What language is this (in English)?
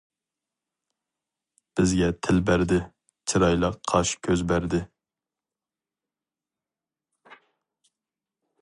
Uyghur